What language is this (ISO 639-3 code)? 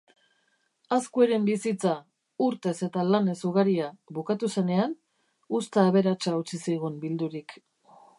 eus